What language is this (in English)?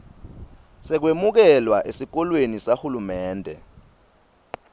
Swati